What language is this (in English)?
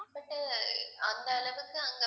Tamil